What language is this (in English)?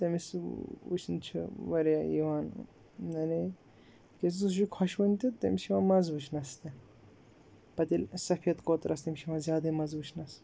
Kashmiri